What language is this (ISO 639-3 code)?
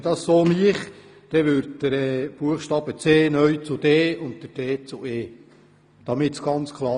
gsw